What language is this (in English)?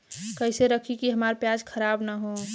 Bhojpuri